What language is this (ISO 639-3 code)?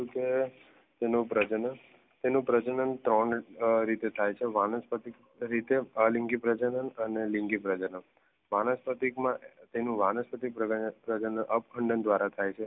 guj